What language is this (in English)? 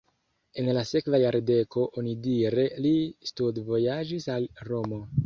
Esperanto